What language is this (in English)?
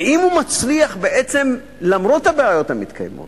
Hebrew